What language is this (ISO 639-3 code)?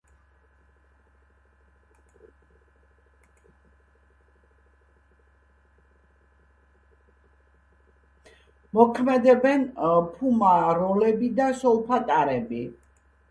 kat